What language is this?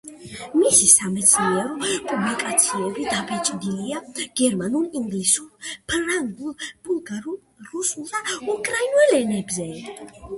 Georgian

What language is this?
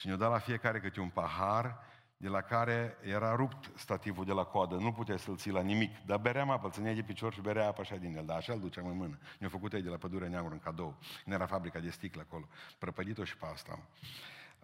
Romanian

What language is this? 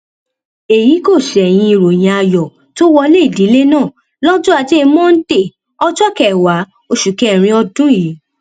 Yoruba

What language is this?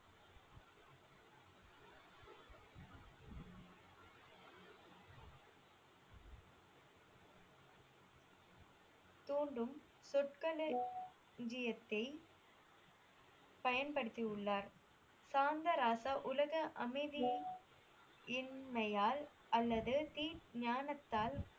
Tamil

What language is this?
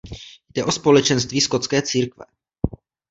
Czech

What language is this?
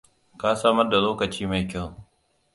Hausa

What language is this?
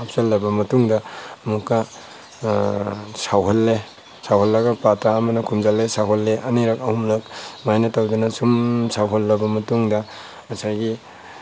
Manipuri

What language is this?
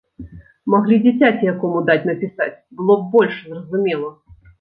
Belarusian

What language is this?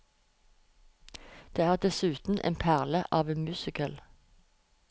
Norwegian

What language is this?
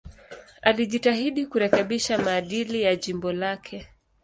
Swahili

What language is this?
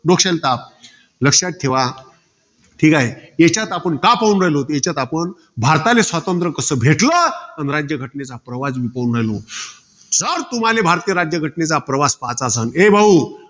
Marathi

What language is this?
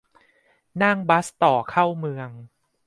Thai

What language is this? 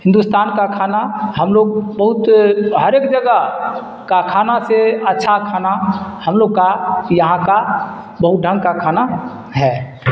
Urdu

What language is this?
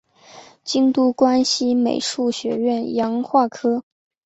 Chinese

